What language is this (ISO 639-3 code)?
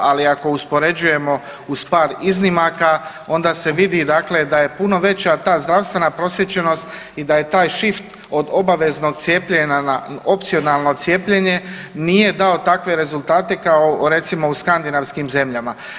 hrv